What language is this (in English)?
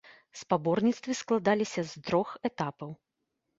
Belarusian